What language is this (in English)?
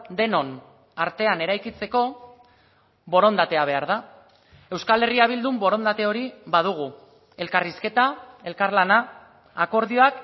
Basque